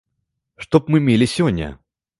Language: Belarusian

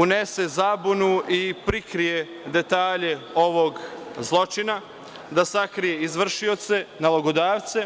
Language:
Serbian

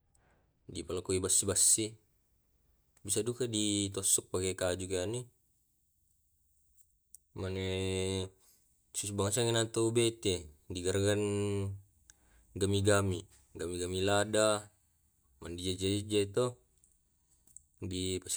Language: Tae'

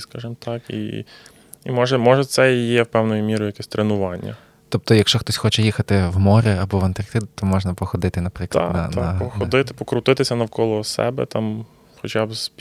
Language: Ukrainian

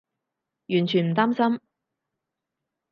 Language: Cantonese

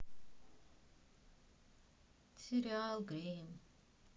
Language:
Russian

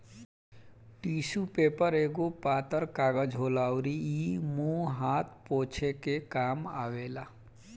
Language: Bhojpuri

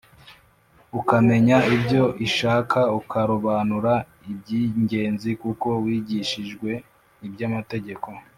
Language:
Kinyarwanda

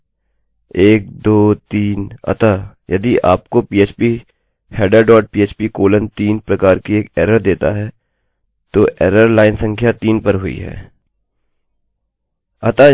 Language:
Hindi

